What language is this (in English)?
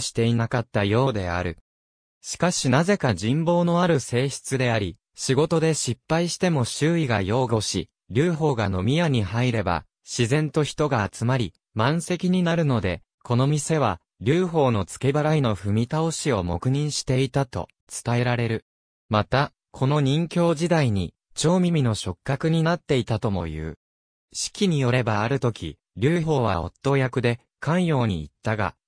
Japanese